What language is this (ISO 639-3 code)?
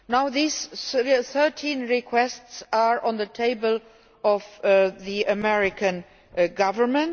eng